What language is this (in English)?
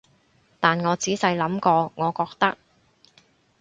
Cantonese